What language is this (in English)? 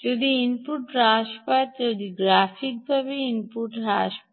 Bangla